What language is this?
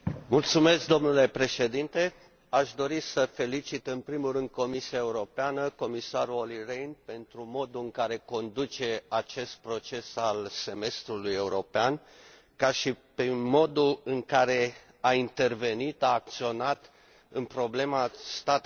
Romanian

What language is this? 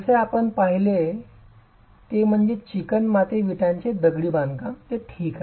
Marathi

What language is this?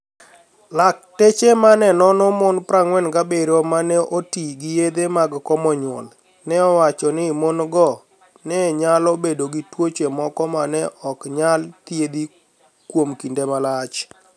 Luo (Kenya and Tanzania)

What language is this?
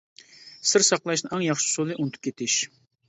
Uyghur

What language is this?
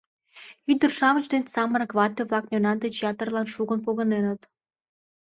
Mari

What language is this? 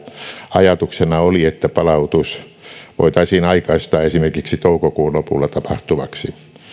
Finnish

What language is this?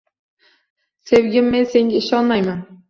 Uzbek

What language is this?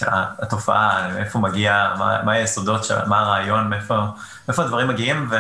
Hebrew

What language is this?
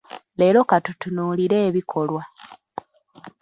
Ganda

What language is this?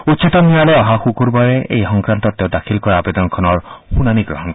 Assamese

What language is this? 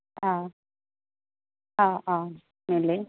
Assamese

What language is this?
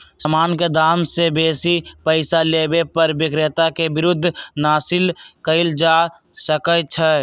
Magahi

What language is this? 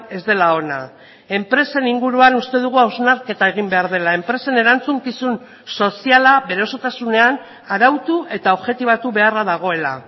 Basque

